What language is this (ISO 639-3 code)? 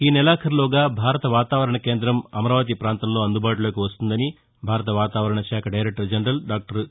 tel